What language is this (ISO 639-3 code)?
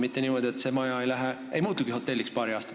est